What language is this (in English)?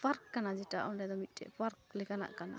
Santali